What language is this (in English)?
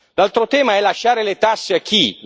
Italian